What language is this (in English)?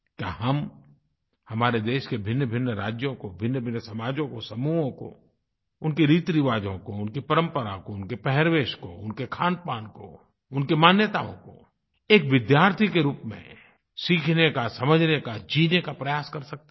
Hindi